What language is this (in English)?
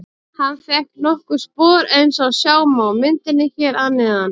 Icelandic